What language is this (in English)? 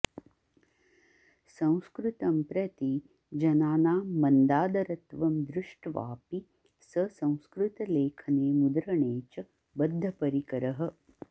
Sanskrit